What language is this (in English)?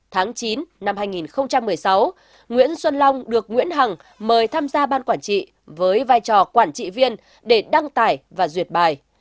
Vietnamese